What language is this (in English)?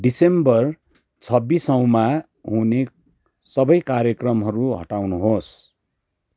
Nepali